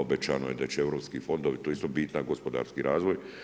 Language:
Croatian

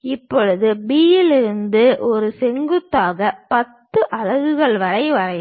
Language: Tamil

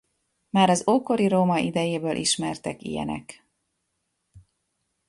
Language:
Hungarian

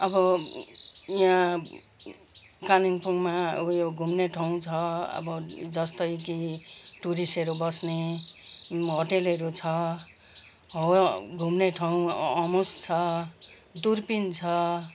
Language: Nepali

